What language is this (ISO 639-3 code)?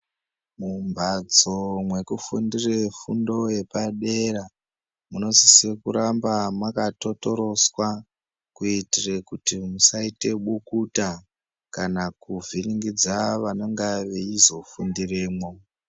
ndc